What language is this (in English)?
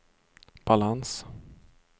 Swedish